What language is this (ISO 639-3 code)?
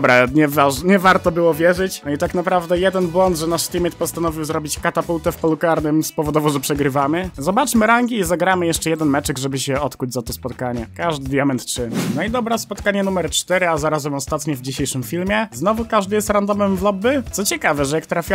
pol